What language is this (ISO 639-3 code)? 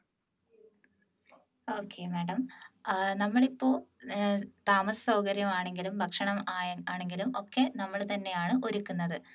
mal